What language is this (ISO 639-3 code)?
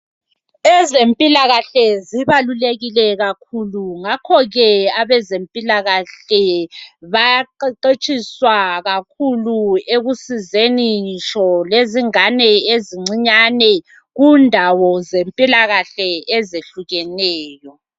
nde